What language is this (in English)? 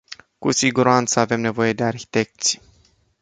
Romanian